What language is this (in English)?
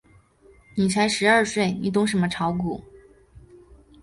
Chinese